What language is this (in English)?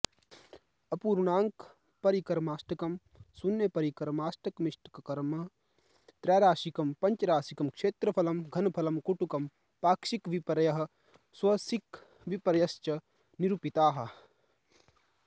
Sanskrit